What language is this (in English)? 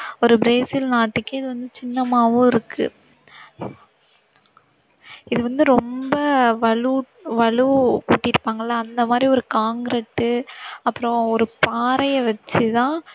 Tamil